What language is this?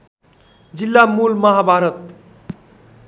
Nepali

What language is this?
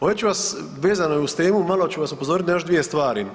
Croatian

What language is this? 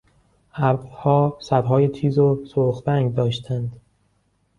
Persian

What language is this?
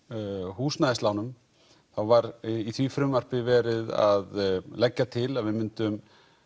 Icelandic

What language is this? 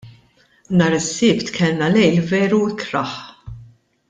Maltese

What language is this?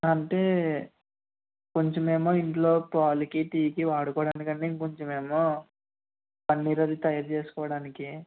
Telugu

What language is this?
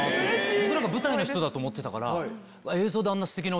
Japanese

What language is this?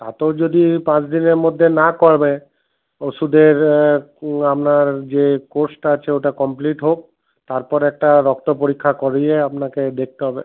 Bangla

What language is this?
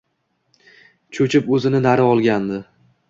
Uzbek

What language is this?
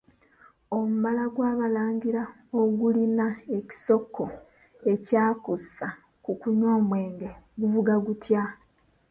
Ganda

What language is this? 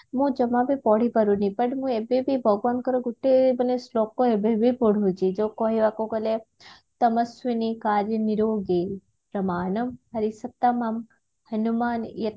Odia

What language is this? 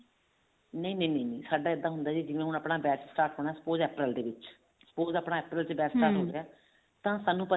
Punjabi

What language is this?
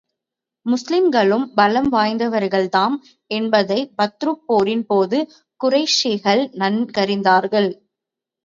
Tamil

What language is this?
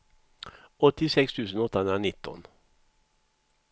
Swedish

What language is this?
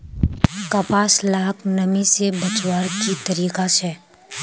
Magahi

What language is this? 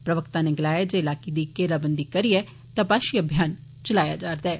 Dogri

